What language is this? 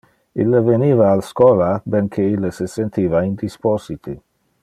Interlingua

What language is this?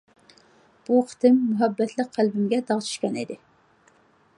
Uyghur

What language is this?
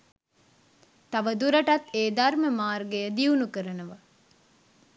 Sinhala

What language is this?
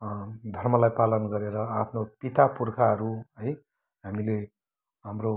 Nepali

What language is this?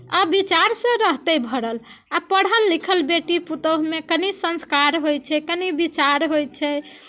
Maithili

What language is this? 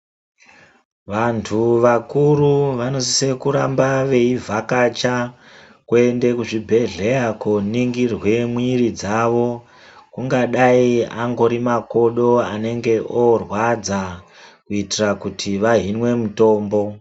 Ndau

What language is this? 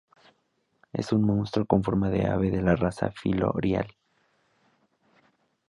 Spanish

